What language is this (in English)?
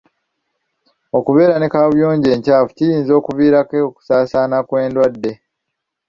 Ganda